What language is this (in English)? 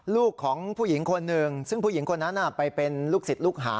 Thai